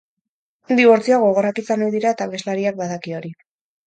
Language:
Basque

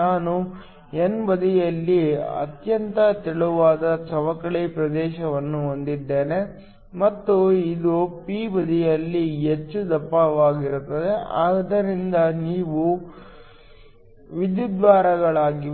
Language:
Kannada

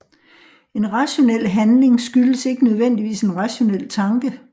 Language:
Danish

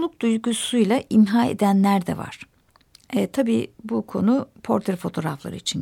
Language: Turkish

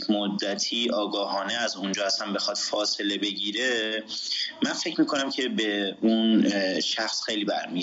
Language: Persian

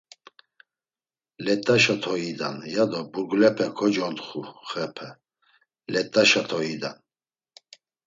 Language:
Laz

